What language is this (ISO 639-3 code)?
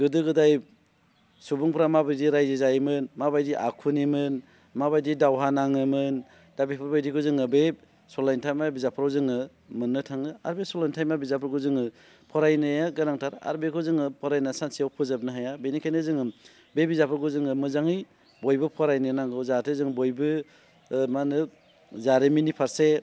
brx